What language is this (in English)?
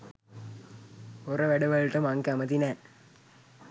Sinhala